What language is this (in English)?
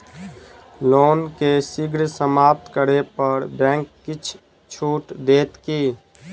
Maithili